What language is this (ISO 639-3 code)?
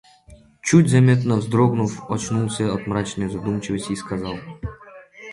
rus